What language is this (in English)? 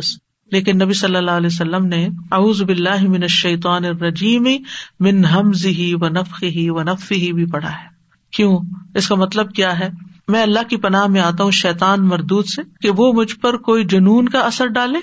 Urdu